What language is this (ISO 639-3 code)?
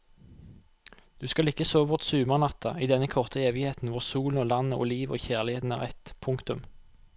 nor